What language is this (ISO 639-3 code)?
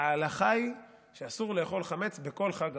heb